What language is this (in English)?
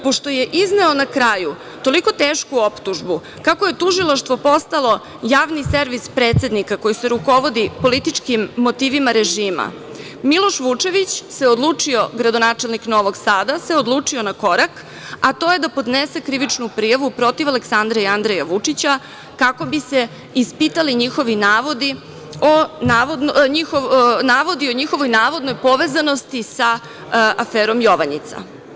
Serbian